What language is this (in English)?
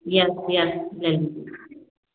Hindi